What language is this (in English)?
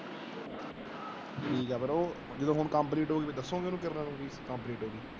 Punjabi